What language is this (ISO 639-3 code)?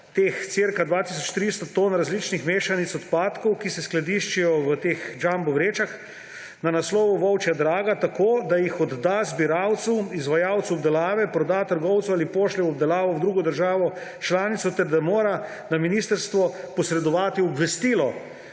slv